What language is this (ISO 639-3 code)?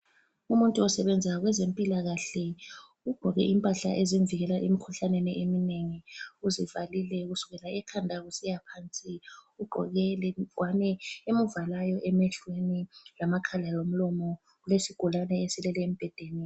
nde